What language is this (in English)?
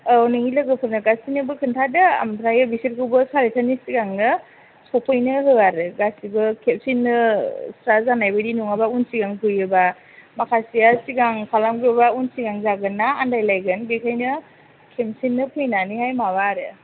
Bodo